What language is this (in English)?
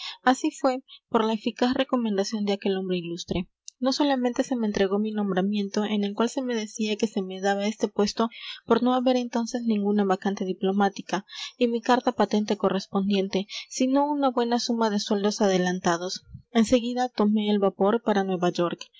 Spanish